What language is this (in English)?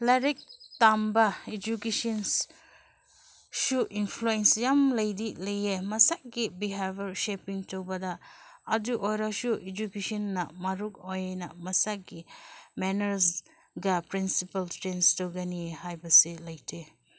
Manipuri